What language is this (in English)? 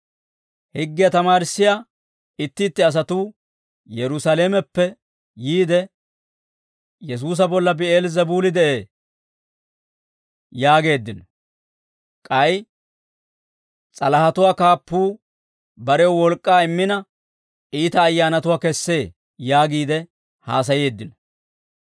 Dawro